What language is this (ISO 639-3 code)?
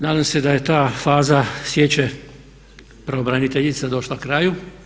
hrv